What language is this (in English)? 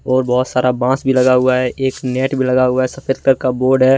Hindi